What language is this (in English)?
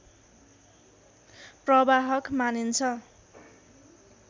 Nepali